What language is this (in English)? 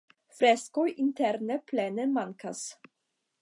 Esperanto